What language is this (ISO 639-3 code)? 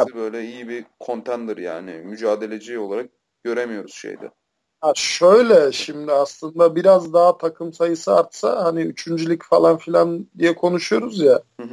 tur